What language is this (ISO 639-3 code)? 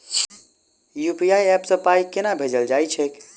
mai